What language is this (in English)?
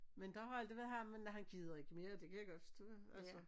Danish